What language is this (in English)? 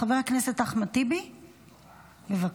Hebrew